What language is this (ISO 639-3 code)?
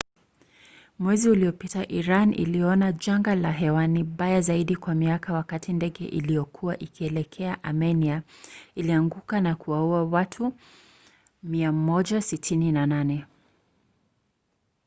swa